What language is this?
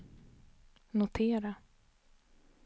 Swedish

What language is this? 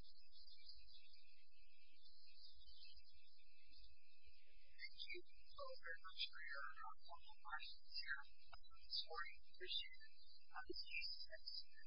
English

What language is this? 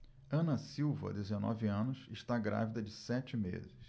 Portuguese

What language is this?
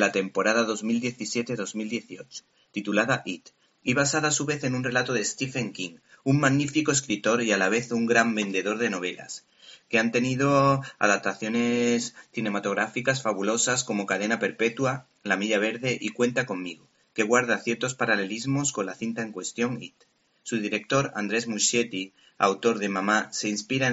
Spanish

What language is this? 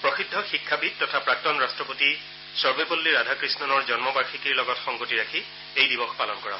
Assamese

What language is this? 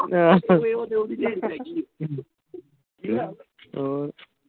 Punjabi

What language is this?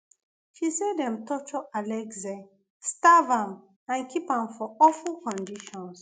Nigerian Pidgin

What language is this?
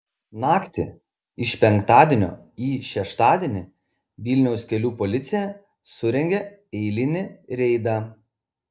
Lithuanian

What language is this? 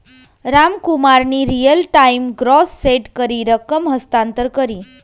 Marathi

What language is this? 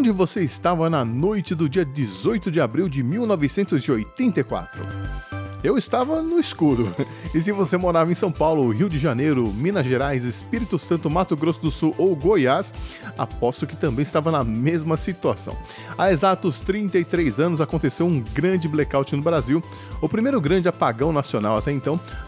Portuguese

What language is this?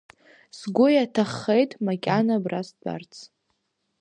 Abkhazian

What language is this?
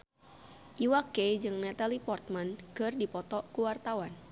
Sundanese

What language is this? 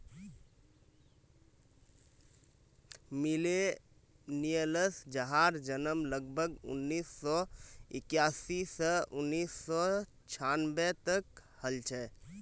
Magahi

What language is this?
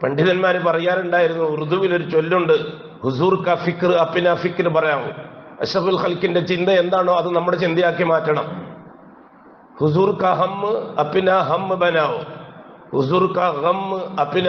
Arabic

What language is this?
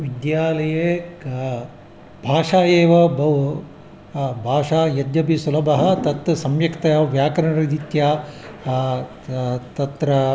Sanskrit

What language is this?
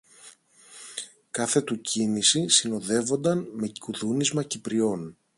Greek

